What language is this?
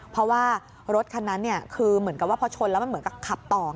Thai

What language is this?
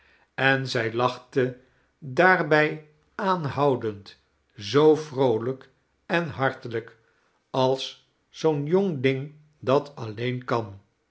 Dutch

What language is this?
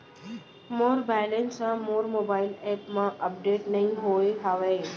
Chhattisgarhi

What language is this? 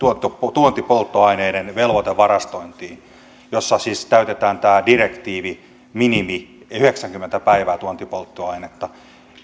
Finnish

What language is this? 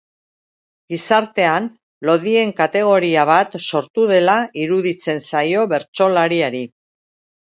Basque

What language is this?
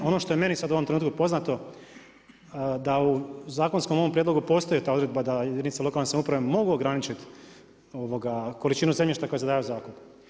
Croatian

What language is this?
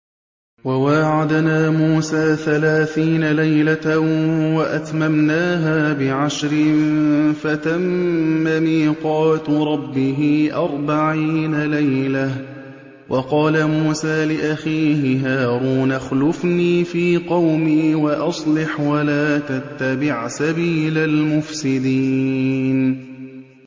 Arabic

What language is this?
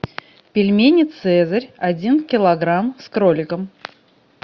Russian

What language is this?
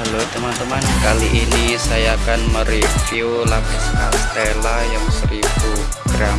Indonesian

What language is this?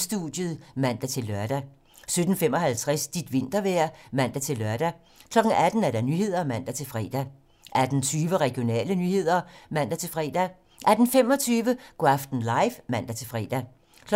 Danish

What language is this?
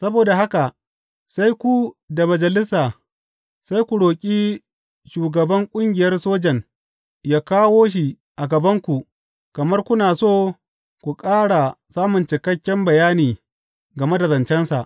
Hausa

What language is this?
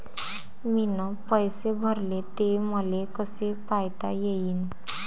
Marathi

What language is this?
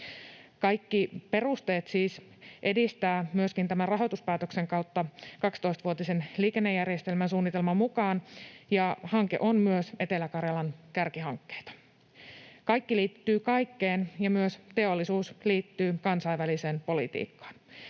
Finnish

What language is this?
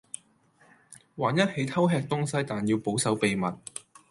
Cantonese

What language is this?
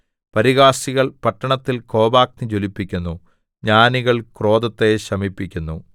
Malayalam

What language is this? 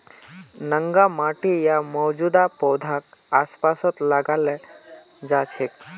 Magahi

